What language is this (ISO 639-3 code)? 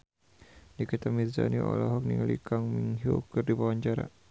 sun